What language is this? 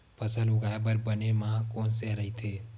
Chhattisgarhi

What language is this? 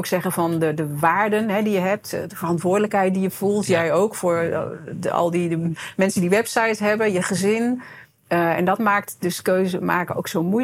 Dutch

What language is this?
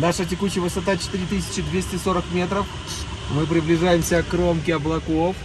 Russian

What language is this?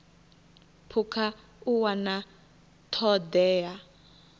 Venda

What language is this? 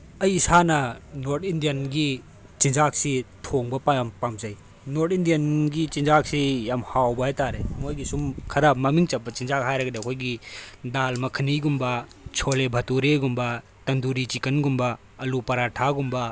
Manipuri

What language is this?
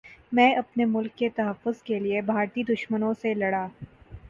Urdu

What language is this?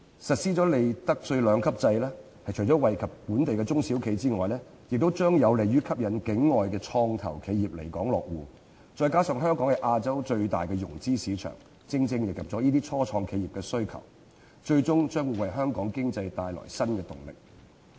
Cantonese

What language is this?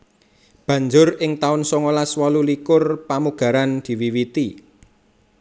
Javanese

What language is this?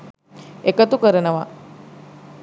Sinhala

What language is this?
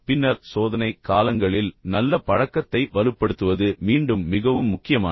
Tamil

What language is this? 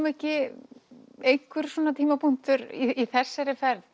Icelandic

